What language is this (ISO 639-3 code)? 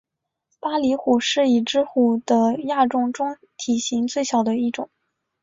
zho